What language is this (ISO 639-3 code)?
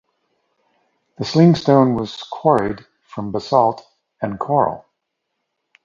eng